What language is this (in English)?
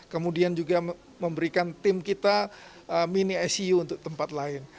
Indonesian